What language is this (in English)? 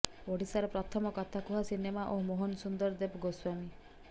Odia